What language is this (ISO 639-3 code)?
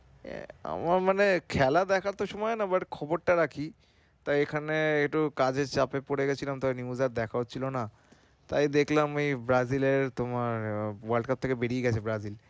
ben